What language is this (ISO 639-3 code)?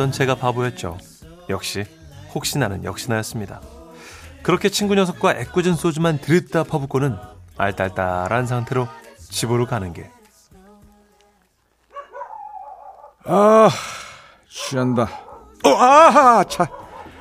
kor